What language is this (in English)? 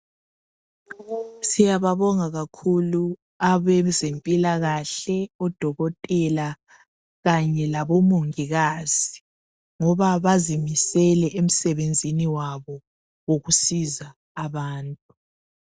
North Ndebele